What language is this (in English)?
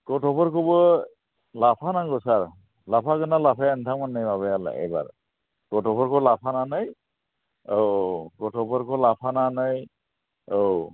Bodo